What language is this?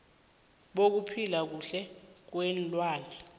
South Ndebele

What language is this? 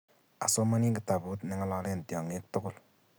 Kalenjin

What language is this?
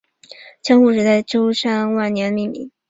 Chinese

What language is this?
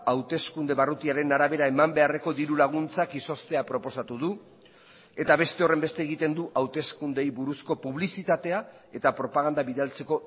Basque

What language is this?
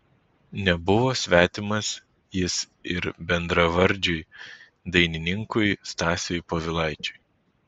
Lithuanian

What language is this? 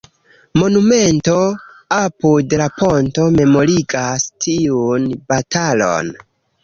Esperanto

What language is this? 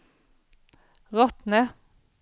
Swedish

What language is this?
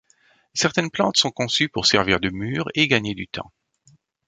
French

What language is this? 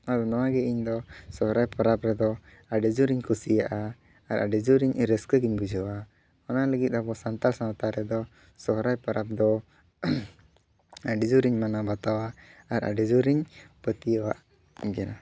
Santali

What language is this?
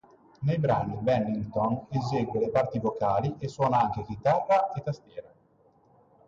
Italian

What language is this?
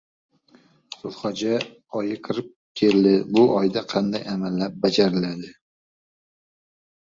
Uzbek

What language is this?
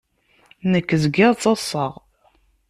Kabyle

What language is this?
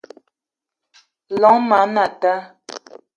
Eton (Cameroon)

